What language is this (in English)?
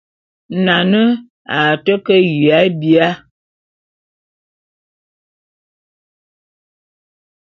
Bulu